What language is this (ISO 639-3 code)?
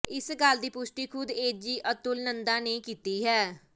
pan